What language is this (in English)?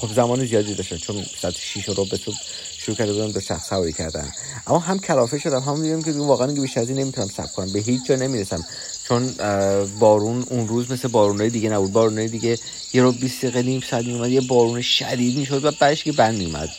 Persian